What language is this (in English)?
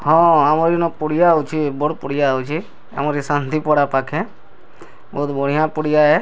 Odia